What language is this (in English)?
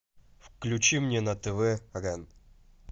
Russian